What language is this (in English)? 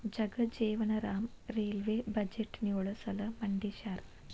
Kannada